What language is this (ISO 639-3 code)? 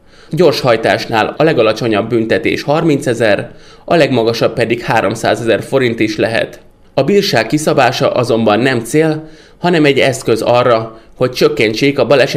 hun